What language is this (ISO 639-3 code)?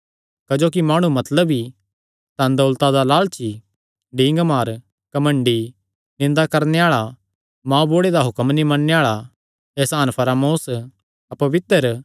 xnr